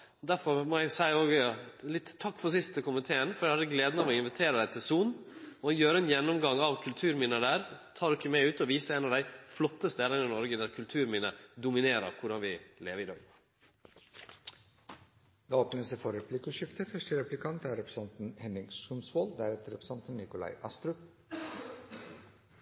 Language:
Norwegian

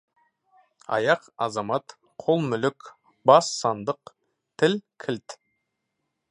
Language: Kazakh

